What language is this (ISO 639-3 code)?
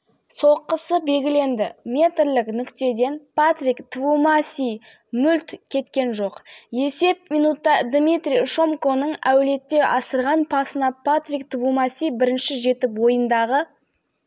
kaz